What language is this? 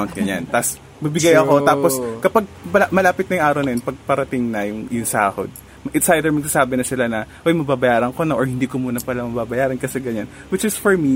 Filipino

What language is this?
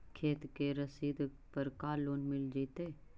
Magahi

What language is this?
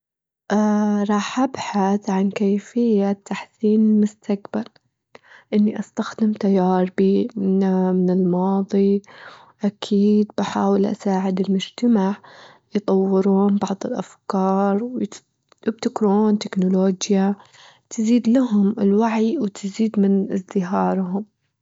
Gulf Arabic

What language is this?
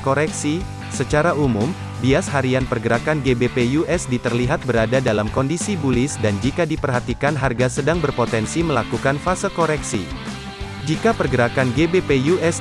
Indonesian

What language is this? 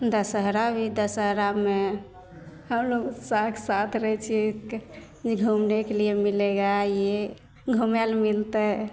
Maithili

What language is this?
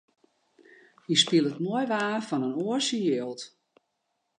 Western Frisian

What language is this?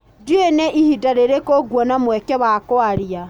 Kikuyu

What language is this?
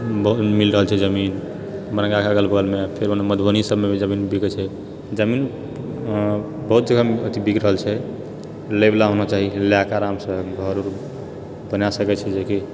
Maithili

